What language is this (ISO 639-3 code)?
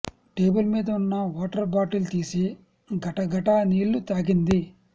tel